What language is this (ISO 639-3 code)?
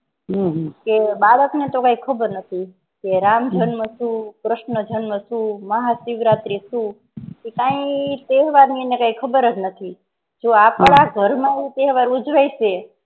guj